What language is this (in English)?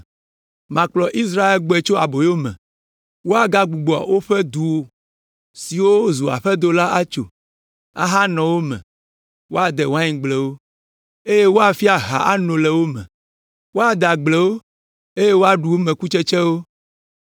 Ewe